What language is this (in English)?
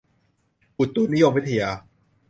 Thai